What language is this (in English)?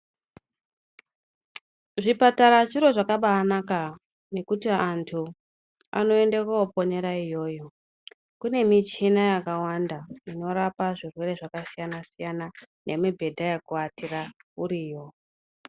Ndau